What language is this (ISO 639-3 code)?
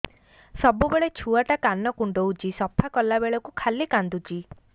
ori